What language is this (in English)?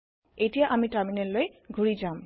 Assamese